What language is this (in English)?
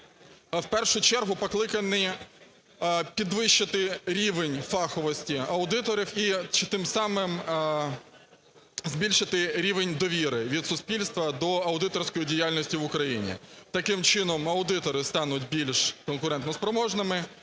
Ukrainian